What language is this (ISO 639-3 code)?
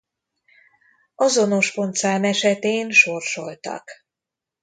hun